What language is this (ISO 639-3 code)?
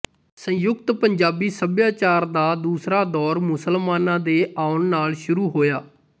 pan